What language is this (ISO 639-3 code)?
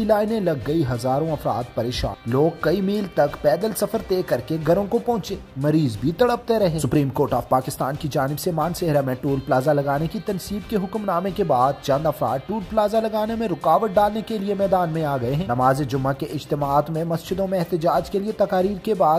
deu